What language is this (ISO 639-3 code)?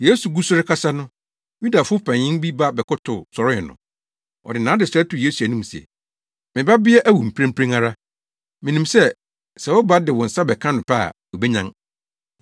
aka